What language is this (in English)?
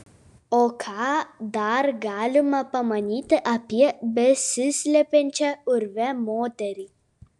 Lithuanian